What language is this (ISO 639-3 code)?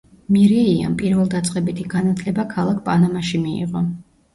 kat